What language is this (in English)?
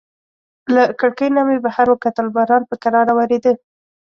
Pashto